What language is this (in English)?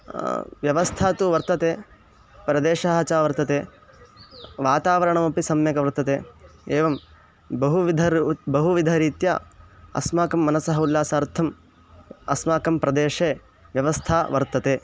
Sanskrit